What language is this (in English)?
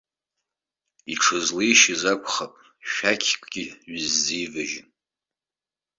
Abkhazian